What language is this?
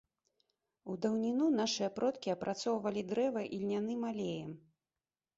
Belarusian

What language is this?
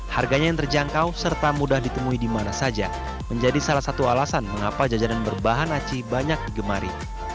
Indonesian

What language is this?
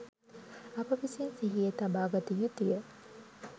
Sinhala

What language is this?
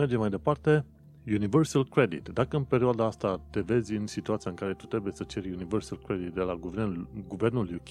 Romanian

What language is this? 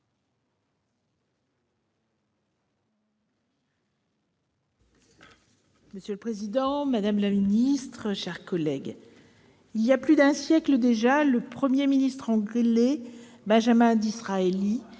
French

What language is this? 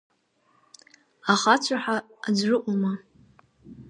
Abkhazian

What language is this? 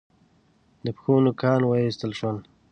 Pashto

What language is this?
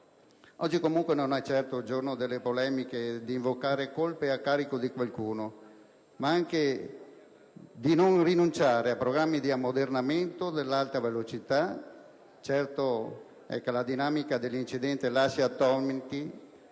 Italian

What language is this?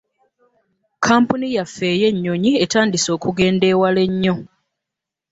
Ganda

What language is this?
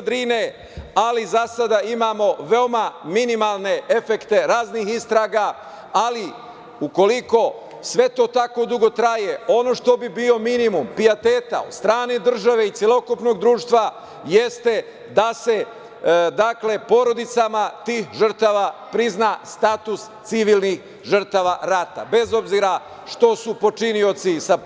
Serbian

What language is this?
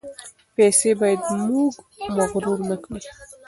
Pashto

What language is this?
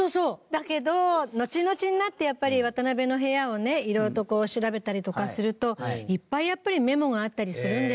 Japanese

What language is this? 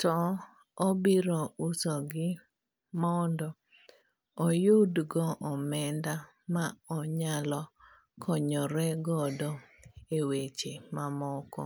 Luo (Kenya and Tanzania)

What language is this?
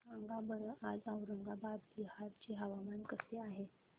Marathi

